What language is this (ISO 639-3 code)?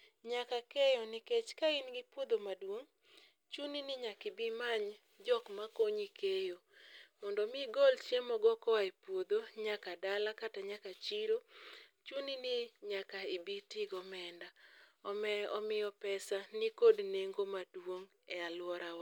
luo